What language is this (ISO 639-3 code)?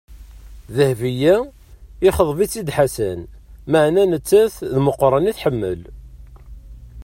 kab